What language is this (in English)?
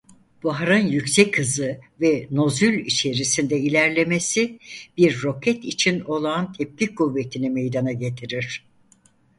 Turkish